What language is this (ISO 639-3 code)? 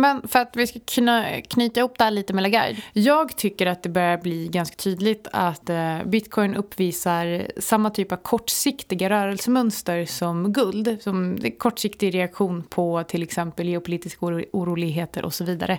swe